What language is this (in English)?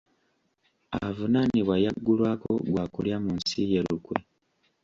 Ganda